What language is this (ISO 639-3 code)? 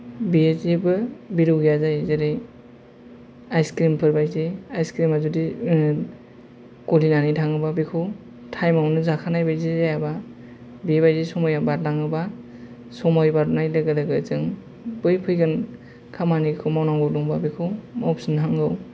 brx